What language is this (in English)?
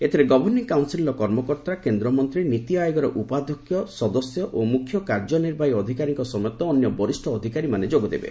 Odia